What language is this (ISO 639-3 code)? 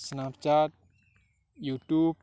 ori